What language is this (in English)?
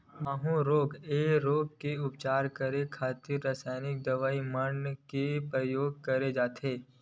Chhattisgarhi